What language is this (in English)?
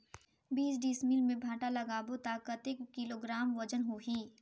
Chhattisgarhi